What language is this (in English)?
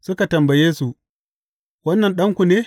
Hausa